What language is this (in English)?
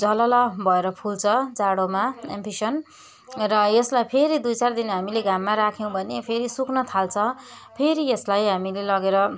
Nepali